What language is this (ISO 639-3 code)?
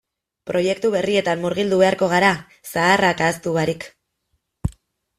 eus